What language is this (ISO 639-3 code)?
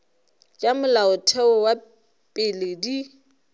nso